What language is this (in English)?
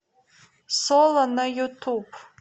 Russian